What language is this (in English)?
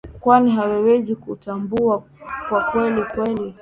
Swahili